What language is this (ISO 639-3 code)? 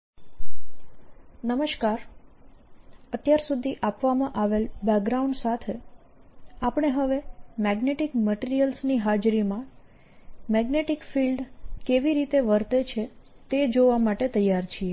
guj